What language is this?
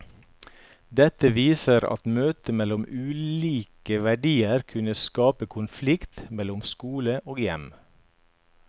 Norwegian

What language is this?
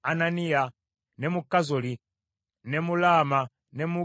Ganda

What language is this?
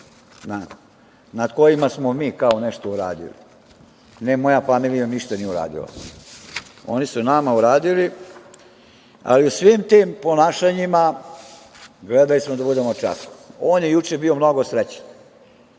Serbian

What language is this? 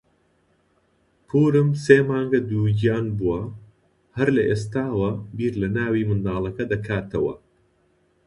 Central Kurdish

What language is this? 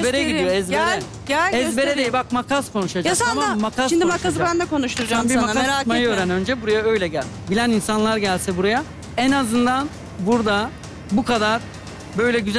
Turkish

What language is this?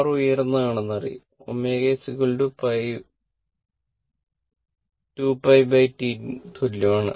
Malayalam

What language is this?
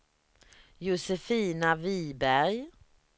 Swedish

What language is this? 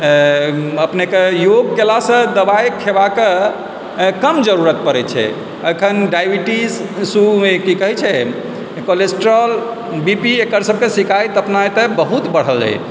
Maithili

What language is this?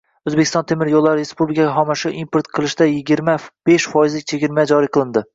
Uzbek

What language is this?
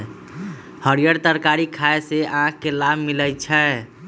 Magahi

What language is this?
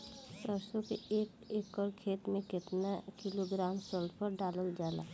Bhojpuri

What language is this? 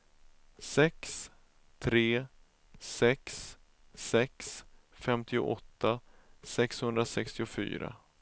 Swedish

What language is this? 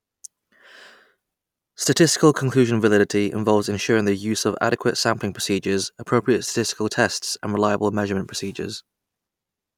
English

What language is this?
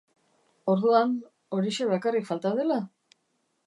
Basque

